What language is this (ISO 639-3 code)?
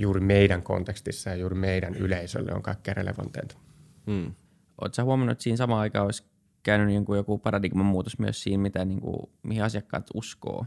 fin